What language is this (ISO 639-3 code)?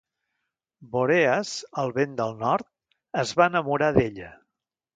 cat